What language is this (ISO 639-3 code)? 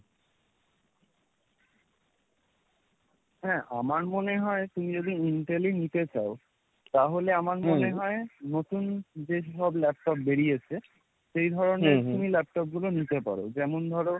ben